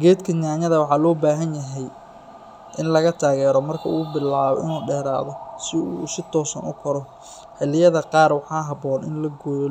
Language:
Somali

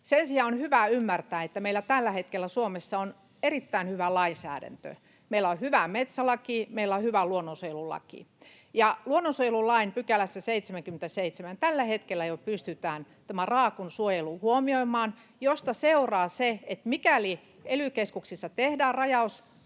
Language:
Finnish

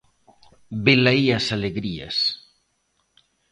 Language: Galician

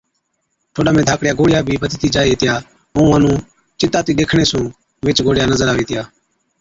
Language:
Od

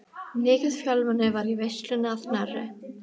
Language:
Icelandic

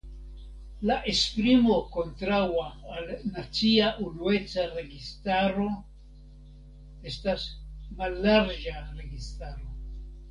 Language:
Esperanto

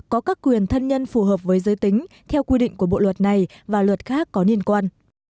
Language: Vietnamese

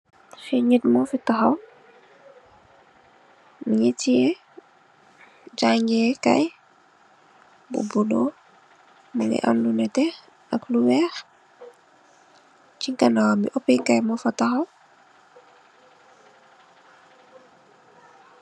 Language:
Wolof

